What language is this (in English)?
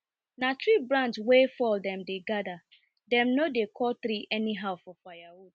Nigerian Pidgin